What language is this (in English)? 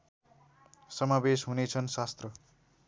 Nepali